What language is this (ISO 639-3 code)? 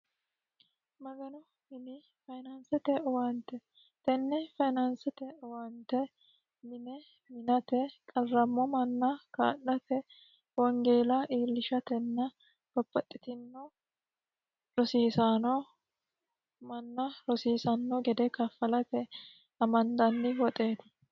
sid